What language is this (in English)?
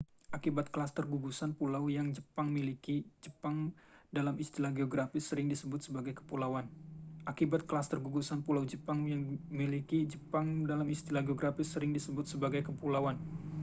Indonesian